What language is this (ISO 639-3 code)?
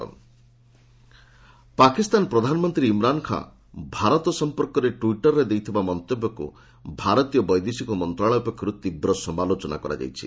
ori